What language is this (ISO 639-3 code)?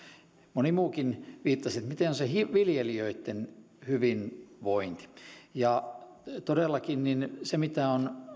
fin